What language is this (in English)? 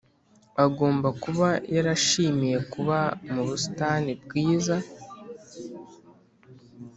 Kinyarwanda